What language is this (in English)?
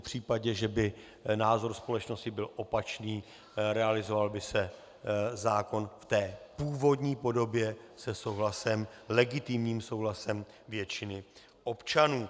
Czech